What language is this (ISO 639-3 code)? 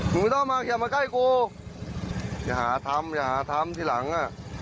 tha